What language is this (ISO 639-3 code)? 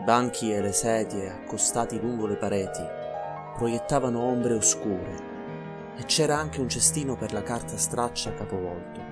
ita